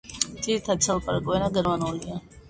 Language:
Georgian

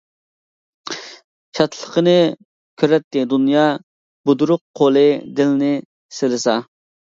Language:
Uyghur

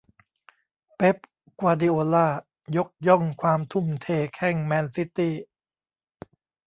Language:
Thai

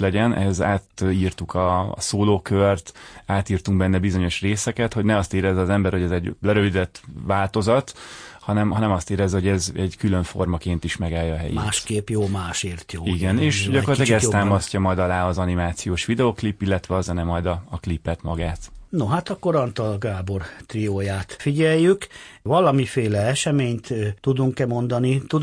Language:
Hungarian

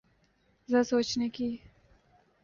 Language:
Urdu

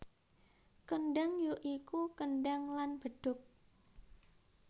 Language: Javanese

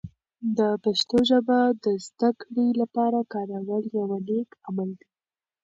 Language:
Pashto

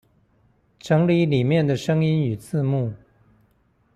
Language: Chinese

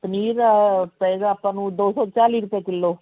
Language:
Punjabi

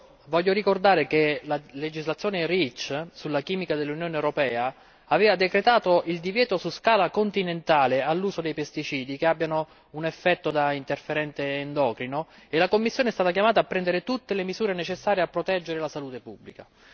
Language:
Italian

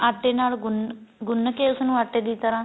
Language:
Punjabi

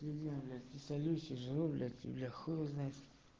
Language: Russian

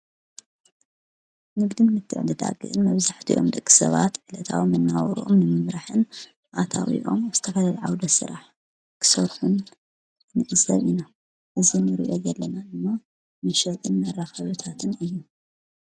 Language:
Tigrinya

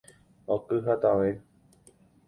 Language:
Guarani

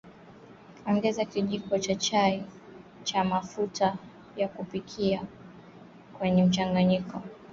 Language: Swahili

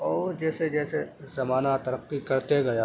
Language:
Urdu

